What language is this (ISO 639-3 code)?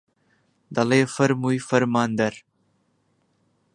ckb